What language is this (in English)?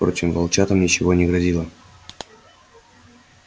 Russian